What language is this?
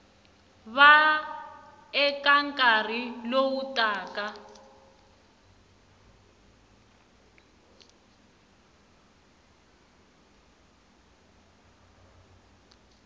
Tsonga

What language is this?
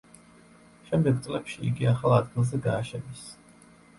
Georgian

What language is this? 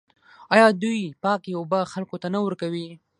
Pashto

